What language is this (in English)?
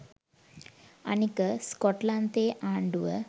Sinhala